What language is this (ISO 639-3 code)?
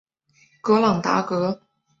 zho